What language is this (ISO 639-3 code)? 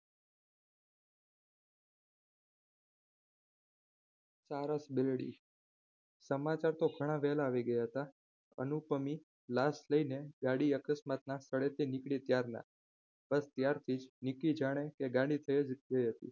guj